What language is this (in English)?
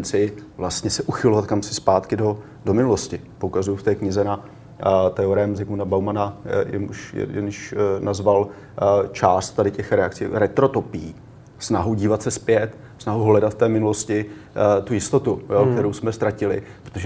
Czech